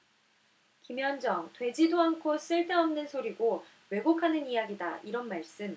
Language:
Korean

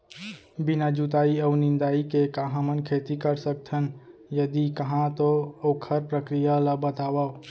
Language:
Chhattisgarhi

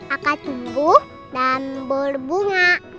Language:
Indonesian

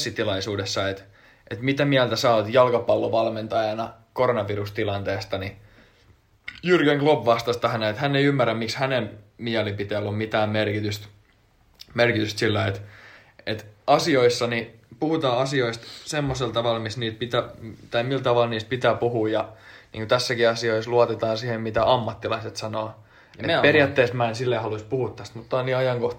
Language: Finnish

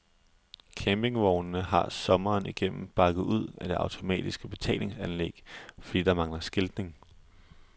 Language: Danish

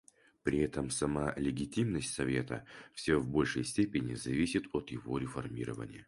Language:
Russian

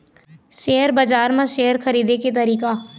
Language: Chhattisgarhi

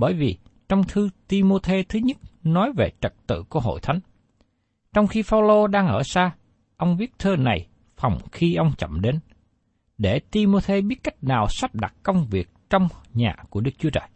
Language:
Vietnamese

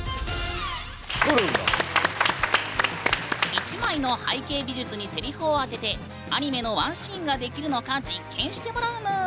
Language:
Japanese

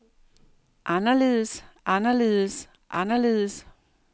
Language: Danish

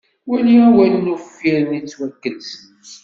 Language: Kabyle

